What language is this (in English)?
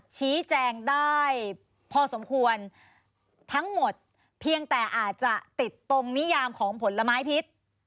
Thai